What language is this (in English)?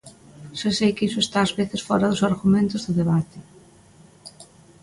Galician